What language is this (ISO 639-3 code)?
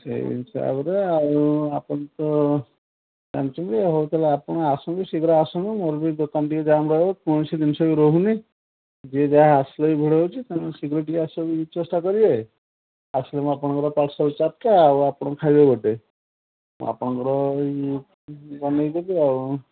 ori